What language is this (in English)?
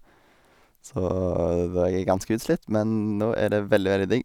Norwegian